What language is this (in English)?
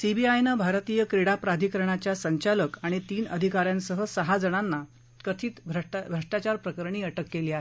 Marathi